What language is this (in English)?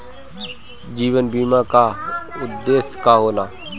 Bhojpuri